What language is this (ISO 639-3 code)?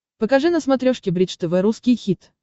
rus